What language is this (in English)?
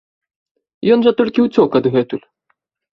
Belarusian